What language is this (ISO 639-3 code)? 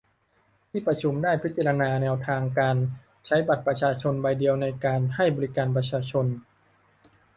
tha